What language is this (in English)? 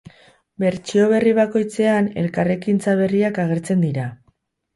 Basque